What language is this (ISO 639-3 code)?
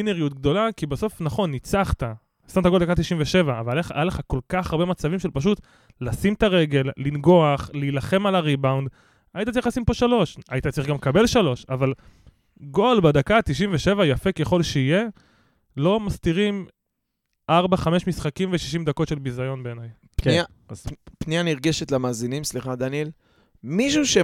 heb